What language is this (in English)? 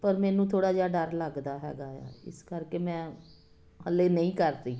Punjabi